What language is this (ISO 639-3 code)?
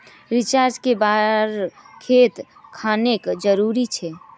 mag